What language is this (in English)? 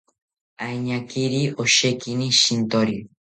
South Ucayali Ashéninka